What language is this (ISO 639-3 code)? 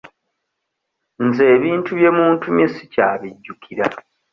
lug